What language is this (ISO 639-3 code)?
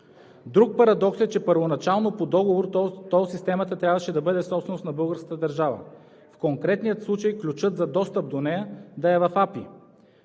bul